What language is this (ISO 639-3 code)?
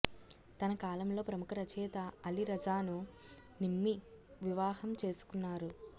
tel